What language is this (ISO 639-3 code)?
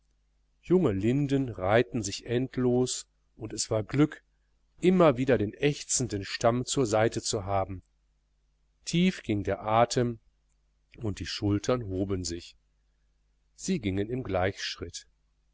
deu